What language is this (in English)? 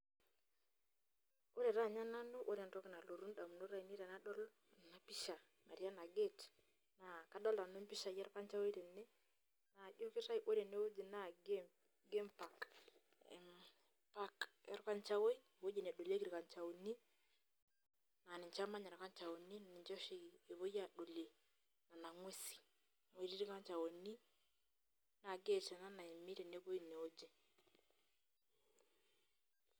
Masai